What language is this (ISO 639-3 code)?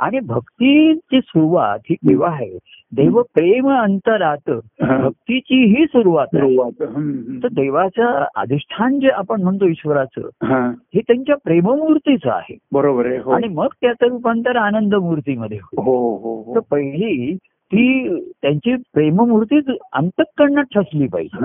mar